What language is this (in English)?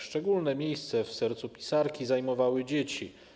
Polish